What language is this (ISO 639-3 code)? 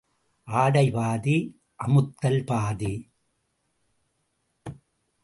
tam